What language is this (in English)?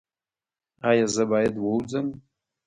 Pashto